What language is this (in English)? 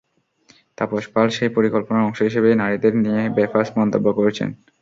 Bangla